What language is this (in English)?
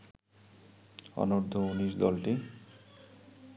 Bangla